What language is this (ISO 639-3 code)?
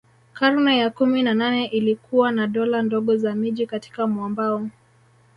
swa